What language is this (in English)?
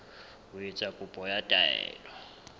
Southern Sotho